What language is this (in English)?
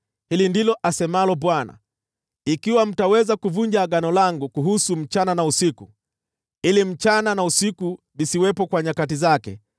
Swahili